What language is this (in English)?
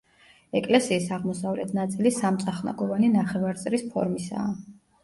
Georgian